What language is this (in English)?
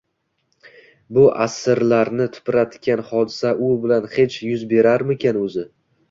Uzbek